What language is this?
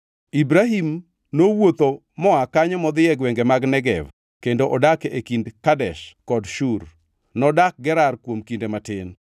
Luo (Kenya and Tanzania)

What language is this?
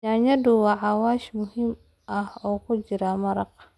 Somali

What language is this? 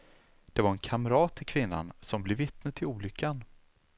Swedish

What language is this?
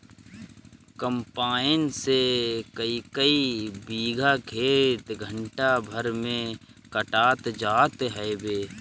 Bhojpuri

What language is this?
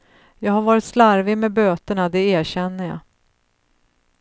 Swedish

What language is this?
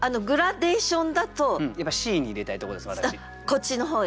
Japanese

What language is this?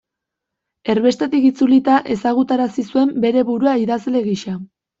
Basque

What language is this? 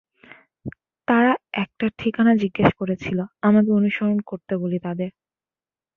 Bangla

